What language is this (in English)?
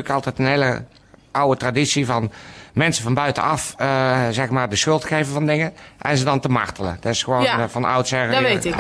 Dutch